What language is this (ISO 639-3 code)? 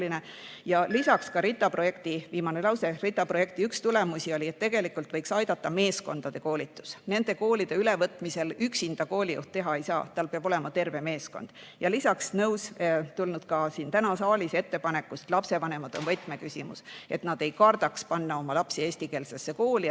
est